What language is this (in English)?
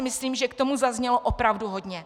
Czech